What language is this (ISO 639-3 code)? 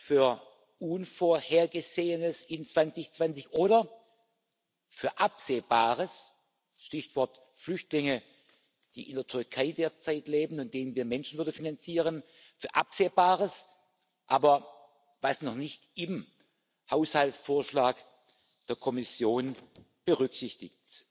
deu